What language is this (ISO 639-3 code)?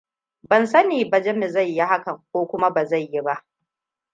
hau